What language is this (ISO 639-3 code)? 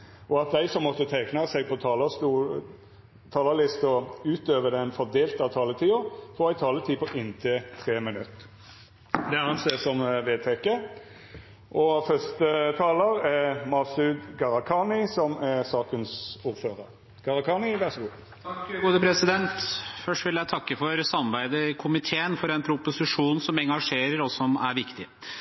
nor